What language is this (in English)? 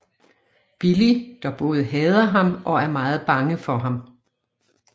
Danish